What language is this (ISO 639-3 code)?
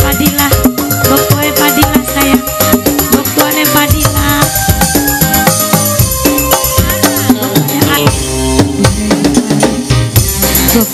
ind